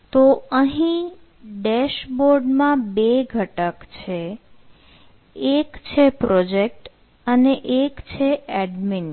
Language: Gujarati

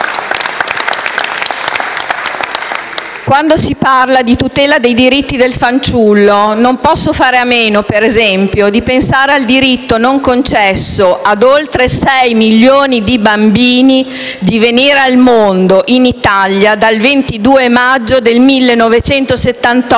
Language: Italian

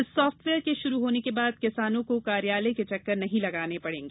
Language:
Hindi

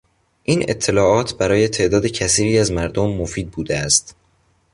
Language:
Persian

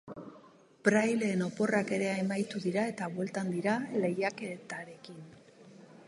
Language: Basque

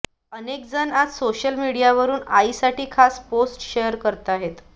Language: Marathi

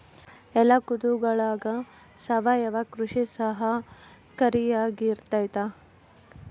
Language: Kannada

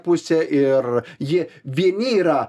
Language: Lithuanian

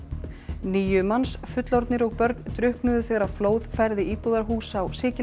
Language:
Icelandic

